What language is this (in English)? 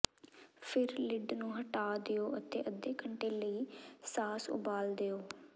Punjabi